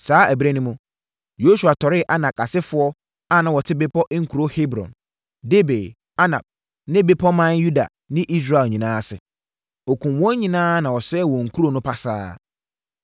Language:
Akan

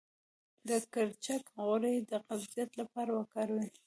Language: Pashto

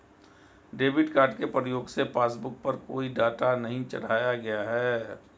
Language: Hindi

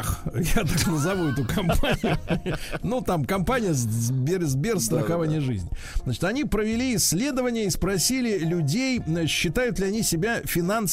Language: Russian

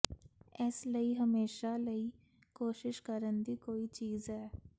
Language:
Punjabi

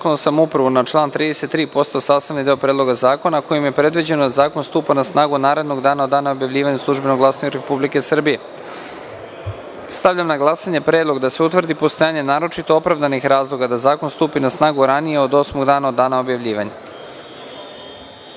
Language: Serbian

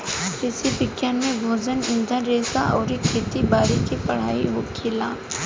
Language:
Bhojpuri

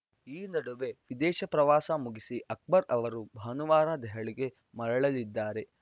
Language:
Kannada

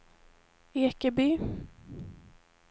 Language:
Swedish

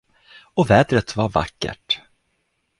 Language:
Swedish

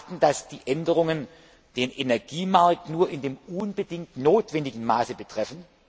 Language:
German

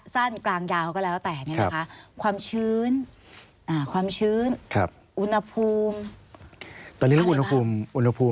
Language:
Thai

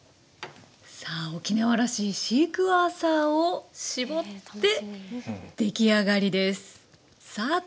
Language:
Japanese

